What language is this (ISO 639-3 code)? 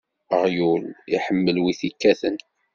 kab